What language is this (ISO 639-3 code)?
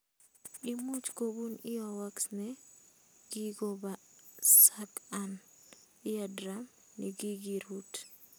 kln